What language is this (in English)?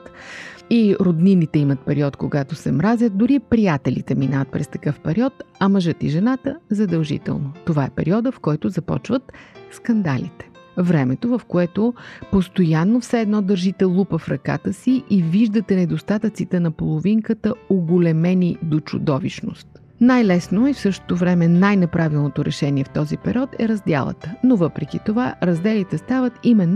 Bulgarian